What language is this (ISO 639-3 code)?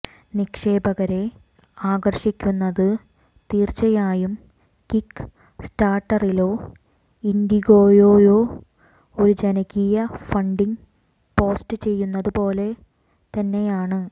mal